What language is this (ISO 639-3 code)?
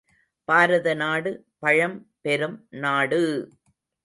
tam